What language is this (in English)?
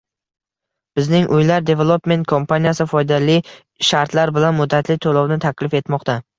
Uzbek